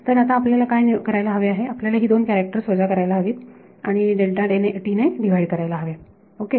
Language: Marathi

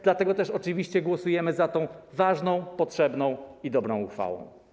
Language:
Polish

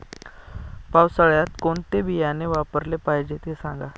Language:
Marathi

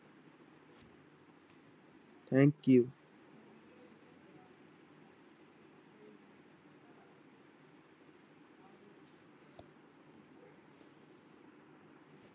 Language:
Punjabi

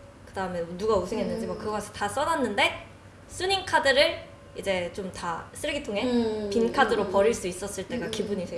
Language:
Korean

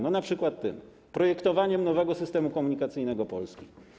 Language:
Polish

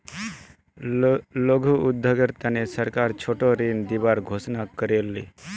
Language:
Magahi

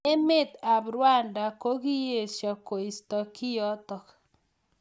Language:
Kalenjin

